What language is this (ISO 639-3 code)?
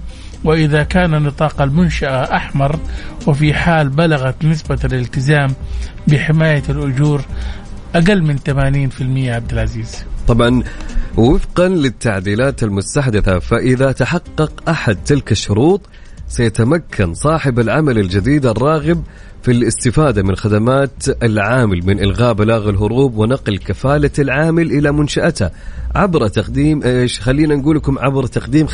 ara